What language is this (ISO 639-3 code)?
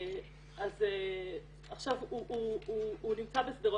heb